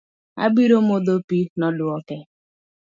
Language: Luo (Kenya and Tanzania)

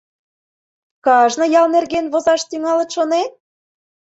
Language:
Mari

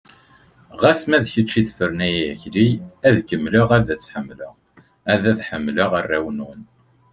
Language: Kabyle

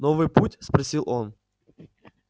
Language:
Russian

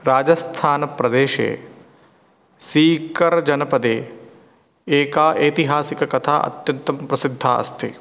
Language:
Sanskrit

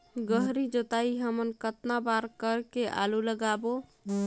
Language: Chhattisgarhi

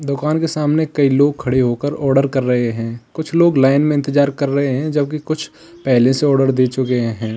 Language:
Hindi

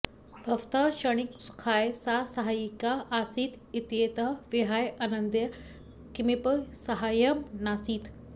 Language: Sanskrit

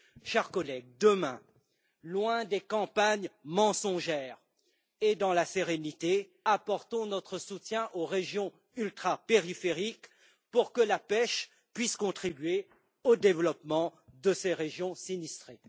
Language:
French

